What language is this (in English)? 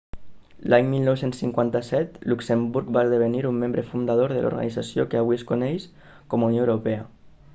Catalan